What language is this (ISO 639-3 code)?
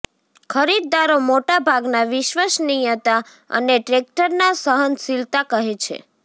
guj